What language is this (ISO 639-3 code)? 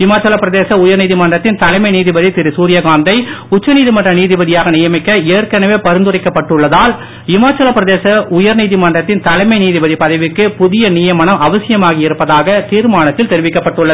tam